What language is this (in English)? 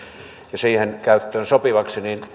Finnish